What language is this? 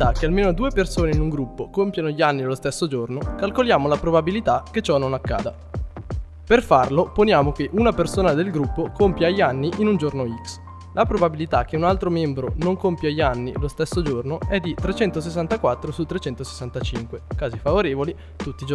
Italian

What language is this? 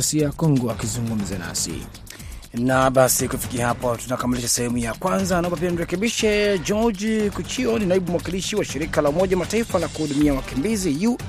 Swahili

